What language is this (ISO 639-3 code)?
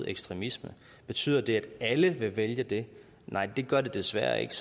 dan